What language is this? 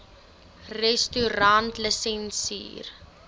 Afrikaans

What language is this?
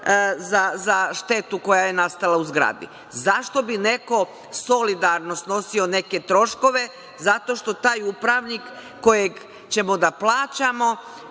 Serbian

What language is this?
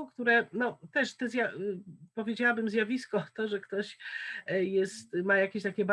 Polish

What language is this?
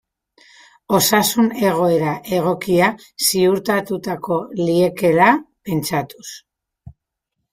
Basque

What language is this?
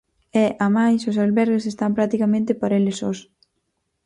Galician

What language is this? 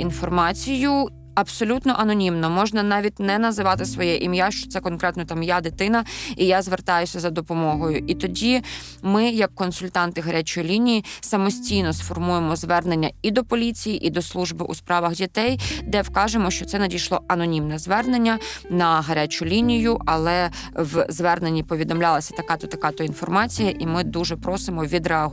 Ukrainian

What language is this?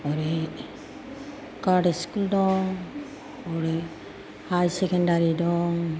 Bodo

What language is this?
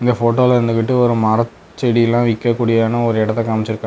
Tamil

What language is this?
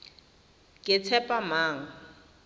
Tswana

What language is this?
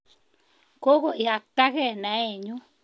Kalenjin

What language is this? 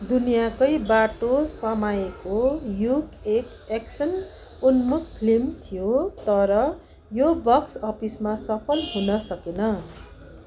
Nepali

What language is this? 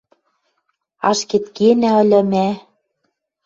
Western Mari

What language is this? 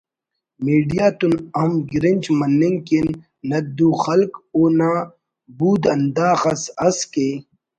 Brahui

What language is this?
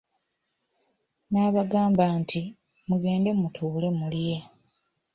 Ganda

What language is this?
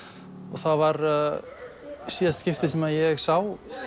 Icelandic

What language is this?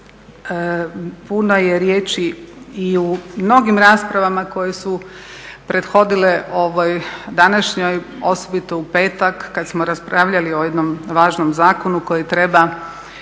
Croatian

